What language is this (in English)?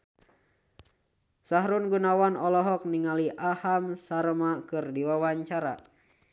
Sundanese